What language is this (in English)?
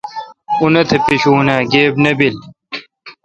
Kalkoti